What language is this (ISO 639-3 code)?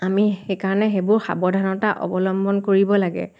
asm